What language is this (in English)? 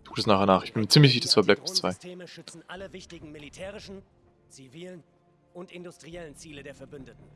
German